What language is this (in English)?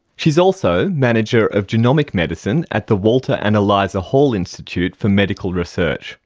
English